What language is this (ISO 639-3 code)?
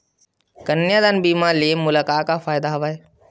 hne